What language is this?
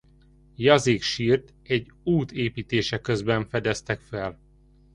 Hungarian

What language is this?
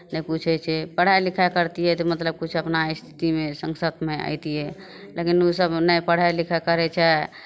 Maithili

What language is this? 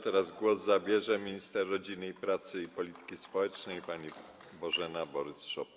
Polish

